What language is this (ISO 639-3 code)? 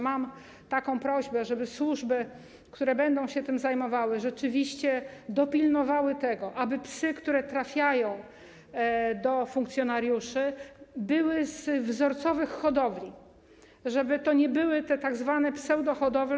pol